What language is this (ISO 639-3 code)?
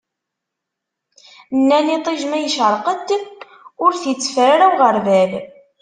kab